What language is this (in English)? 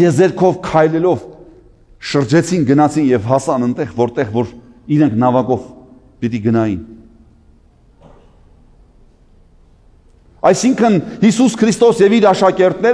Turkish